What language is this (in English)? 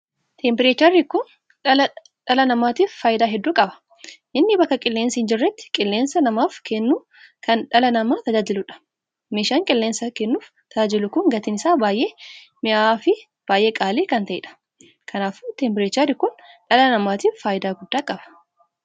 Oromo